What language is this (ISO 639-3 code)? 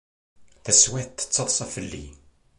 kab